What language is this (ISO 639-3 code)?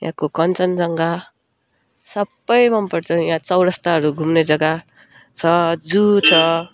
nep